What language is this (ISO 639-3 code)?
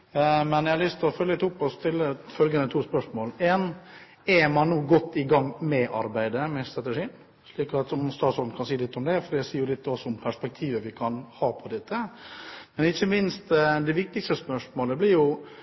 nob